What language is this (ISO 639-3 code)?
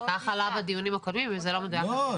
heb